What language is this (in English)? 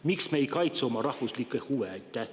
Estonian